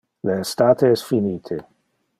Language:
Interlingua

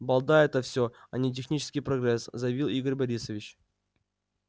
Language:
Russian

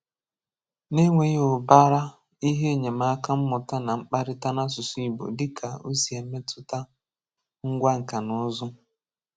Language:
Igbo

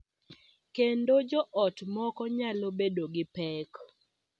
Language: Luo (Kenya and Tanzania)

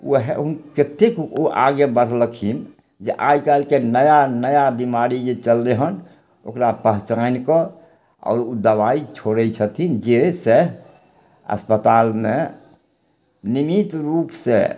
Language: Maithili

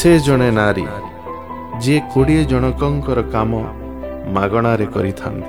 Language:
Hindi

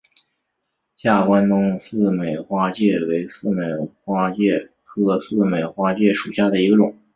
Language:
Chinese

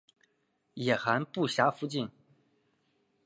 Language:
Chinese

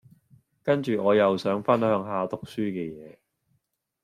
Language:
Cantonese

